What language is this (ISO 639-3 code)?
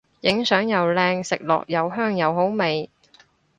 yue